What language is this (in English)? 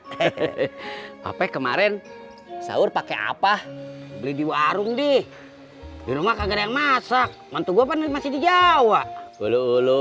Indonesian